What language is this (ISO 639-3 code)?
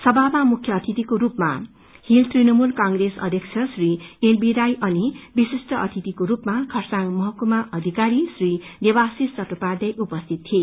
nep